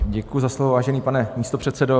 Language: Czech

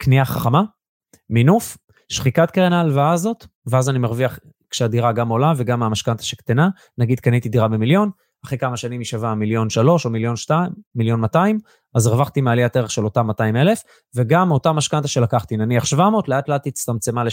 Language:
Hebrew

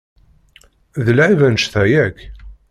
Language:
Kabyle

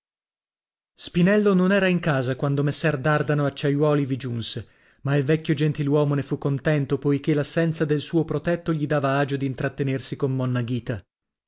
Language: Italian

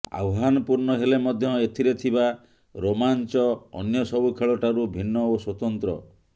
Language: Odia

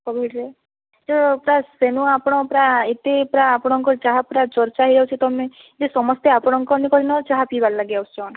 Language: Odia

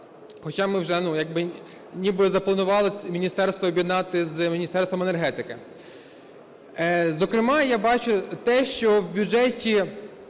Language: Ukrainian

